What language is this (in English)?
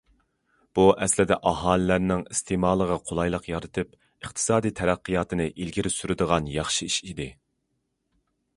Uyghur